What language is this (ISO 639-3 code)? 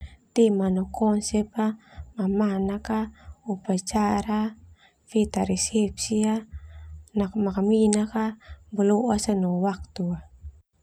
twu